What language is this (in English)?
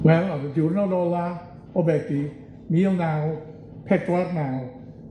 Welsh